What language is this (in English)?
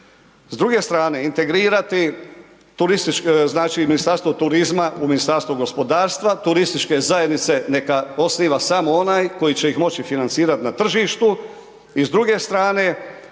Croatian